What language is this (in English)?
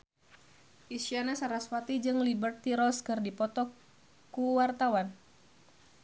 Sundanese